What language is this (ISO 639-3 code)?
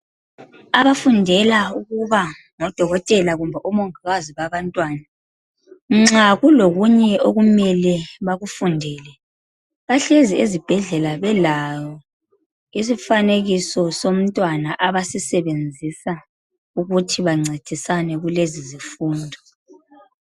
nde